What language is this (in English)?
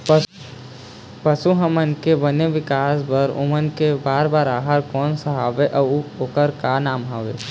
Chhattisgarhi